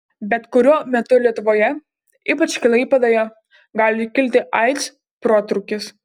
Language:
Lithuanian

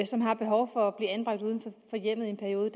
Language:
Danish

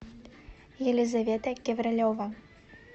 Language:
Russian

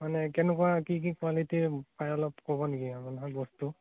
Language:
Assamese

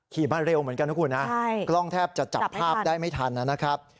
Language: Thai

